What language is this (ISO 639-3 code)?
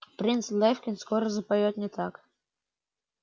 rus